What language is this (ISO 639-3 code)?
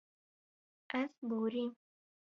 kur